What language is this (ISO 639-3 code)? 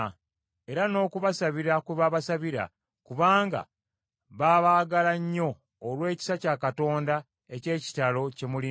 lug